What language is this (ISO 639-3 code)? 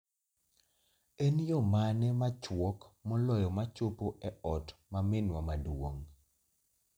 luo